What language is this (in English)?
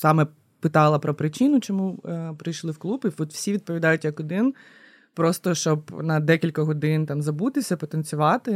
Ukrainian